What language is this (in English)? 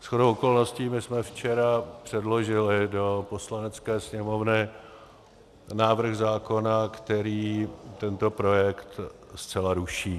Czech